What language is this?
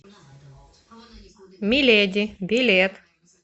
Russian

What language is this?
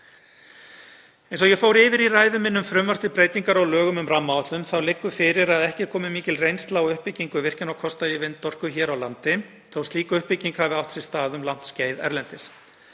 Icelandic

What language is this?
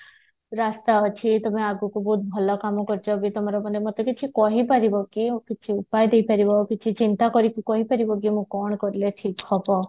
Odia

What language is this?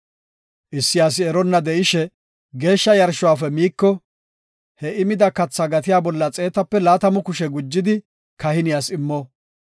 Gofa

